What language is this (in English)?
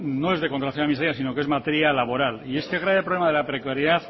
Spanish